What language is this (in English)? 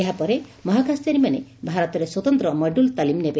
Odia